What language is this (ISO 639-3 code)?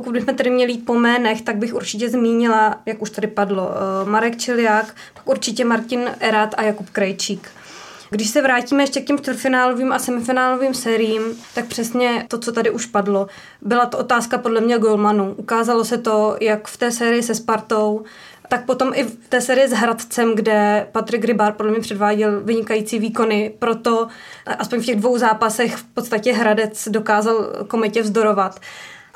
ces